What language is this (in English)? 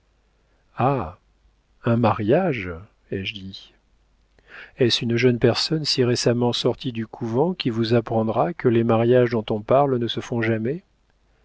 French